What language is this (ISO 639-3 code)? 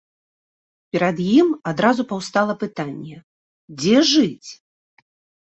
bel